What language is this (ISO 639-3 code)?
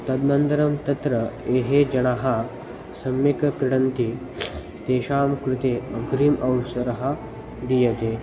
san